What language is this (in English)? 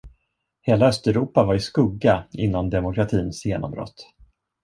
Swedish